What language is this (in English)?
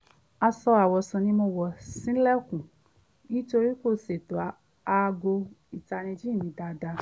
Yoruba